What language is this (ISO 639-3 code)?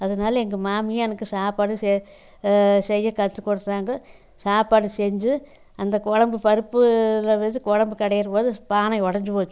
tam